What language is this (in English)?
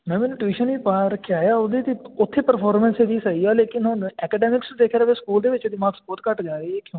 Punjabi